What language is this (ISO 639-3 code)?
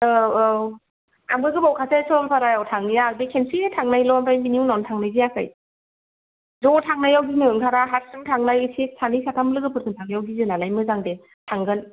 brx